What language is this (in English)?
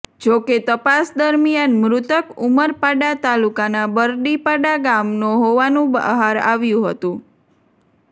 Gujarati